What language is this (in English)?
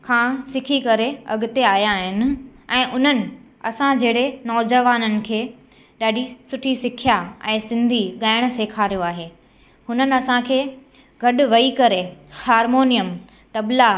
Sindhi